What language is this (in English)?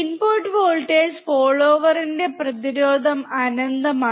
Malayalam